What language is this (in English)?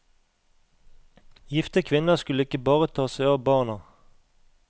Norwegian